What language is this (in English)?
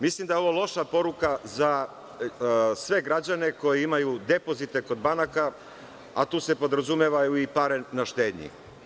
Serbian